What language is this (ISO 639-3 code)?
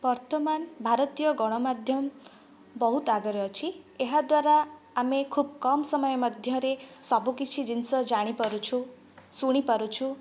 ori